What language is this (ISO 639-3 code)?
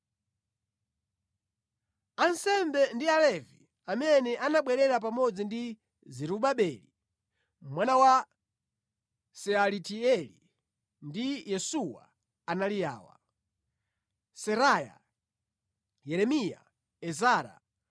nya